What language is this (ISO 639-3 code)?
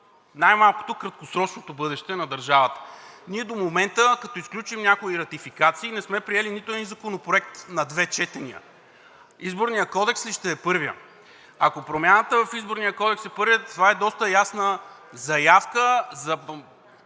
bul